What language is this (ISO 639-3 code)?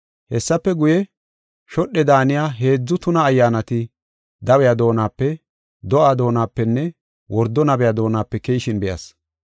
gof